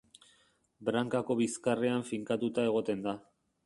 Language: Basque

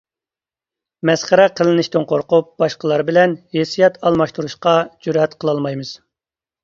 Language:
Uyghur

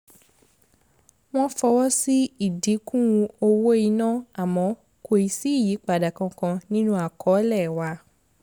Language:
Yoruba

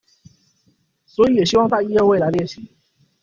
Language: Chinese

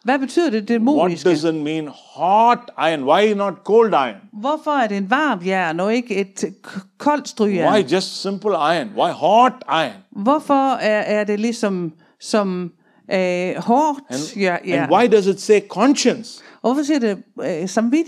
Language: Danish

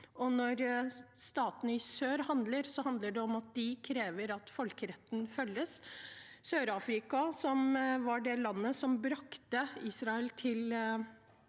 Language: Norwegian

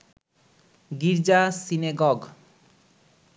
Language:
Bangla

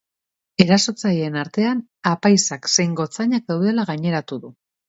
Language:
Basque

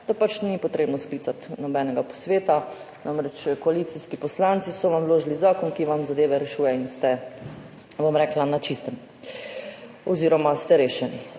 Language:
Slovenian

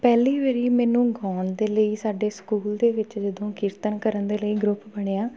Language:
Punjabi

